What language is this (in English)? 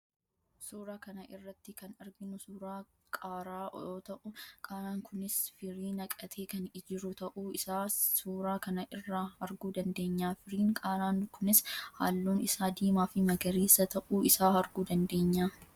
Oromo